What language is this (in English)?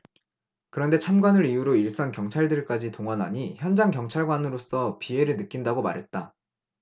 Korean